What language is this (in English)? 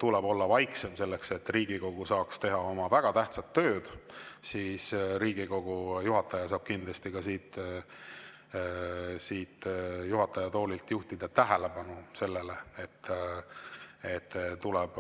Estonian